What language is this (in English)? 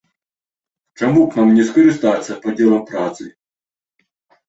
Belarusian